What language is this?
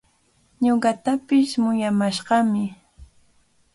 Cajatambo North Lima Quechua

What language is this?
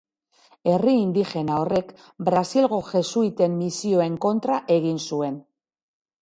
Basque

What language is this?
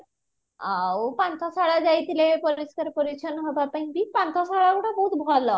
Odia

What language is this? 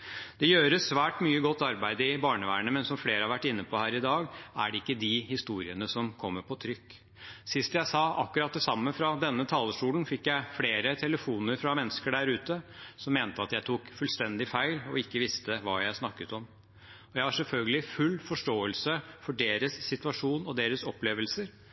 Norwegian Bokmål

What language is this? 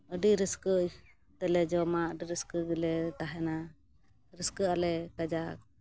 Santali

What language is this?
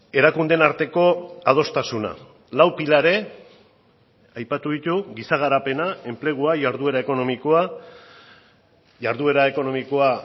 Basque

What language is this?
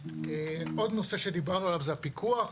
Hebrew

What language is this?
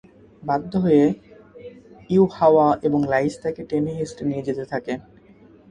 Bangla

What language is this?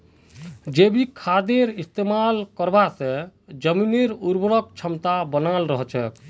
Magahi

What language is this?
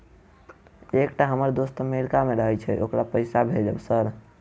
Maithili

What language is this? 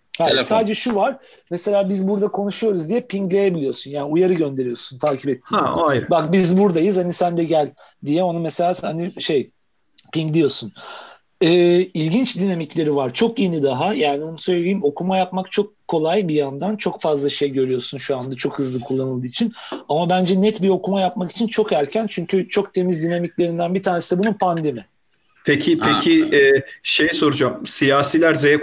Turkish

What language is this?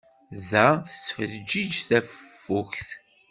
Kabyle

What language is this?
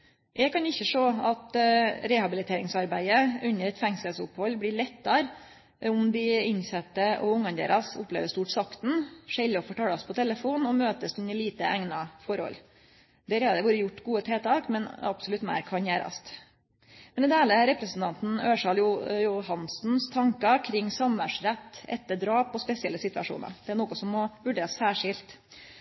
Norwegian Nynorsk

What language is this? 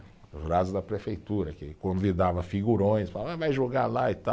Portuguese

